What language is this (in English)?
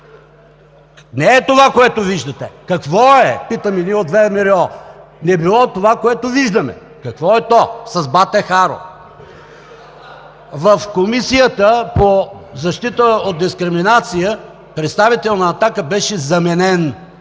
Bulgarian